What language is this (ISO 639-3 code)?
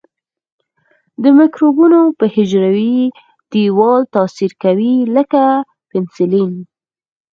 pus